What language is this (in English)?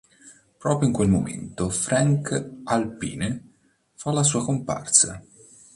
Italian